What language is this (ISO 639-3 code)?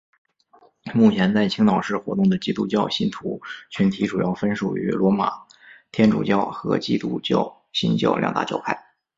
zho